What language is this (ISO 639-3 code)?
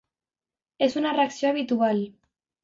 cat